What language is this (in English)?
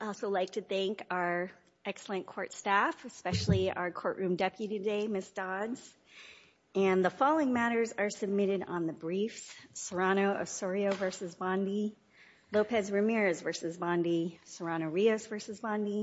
English